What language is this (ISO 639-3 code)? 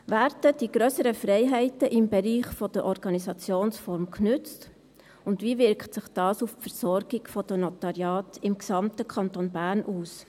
gsw